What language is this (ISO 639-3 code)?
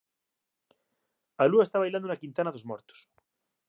glg